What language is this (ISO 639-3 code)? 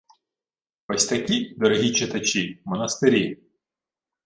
ukr